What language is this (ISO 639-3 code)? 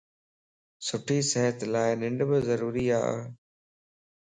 lss